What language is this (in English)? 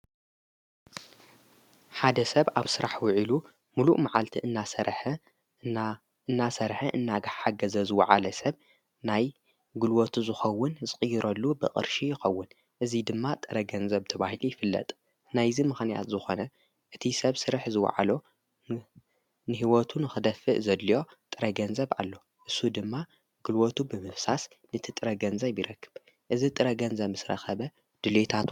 Tigrinya